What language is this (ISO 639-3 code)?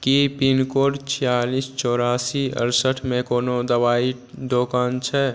mai